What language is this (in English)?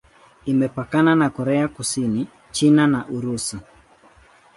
Swahili